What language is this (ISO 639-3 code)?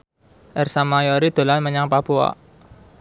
jav